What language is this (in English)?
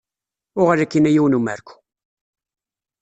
Kabyle